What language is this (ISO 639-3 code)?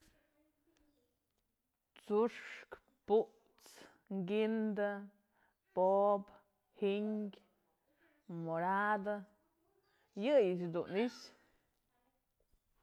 mzl